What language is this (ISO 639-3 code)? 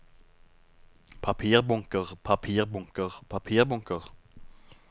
nor